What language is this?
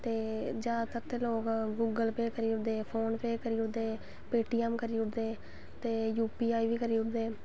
Dogri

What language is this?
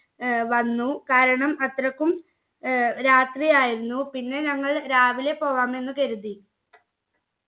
Malayalam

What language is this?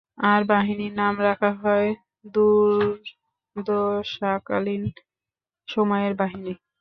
Bangla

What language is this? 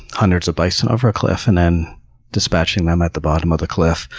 English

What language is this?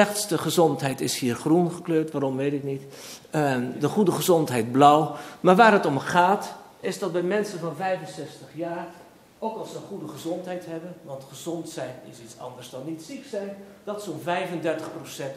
Dutch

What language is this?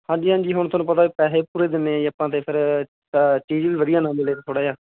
Punjabi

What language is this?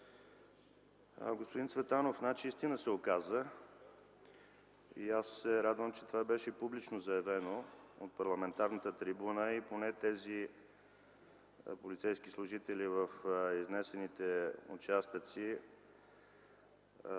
Bulgarian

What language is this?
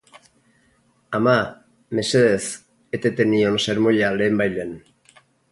Basque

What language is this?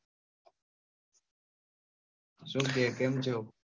Gujarati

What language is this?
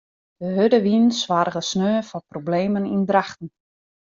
Western Frisian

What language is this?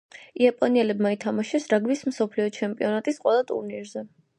Georgian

